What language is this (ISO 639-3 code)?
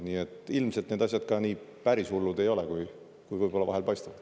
est